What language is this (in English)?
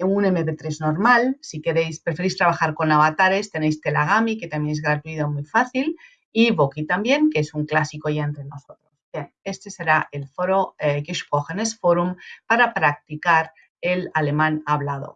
Spanish